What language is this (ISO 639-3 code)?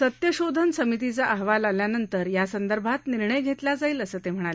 mar